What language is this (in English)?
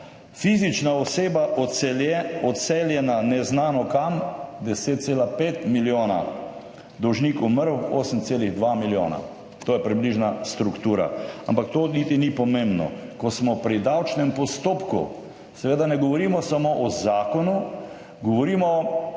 Slovenian